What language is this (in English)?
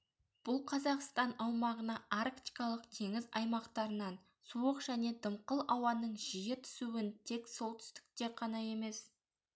Kazakh